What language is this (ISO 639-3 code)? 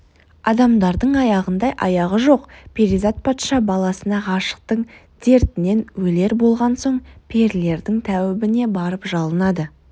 kaz